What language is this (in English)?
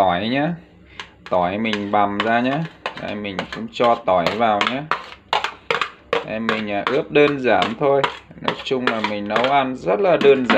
Vietnamese